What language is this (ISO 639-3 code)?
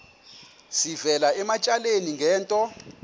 xho